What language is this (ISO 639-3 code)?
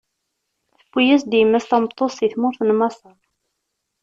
kab